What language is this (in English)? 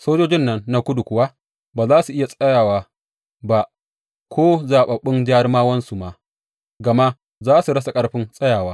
Hausa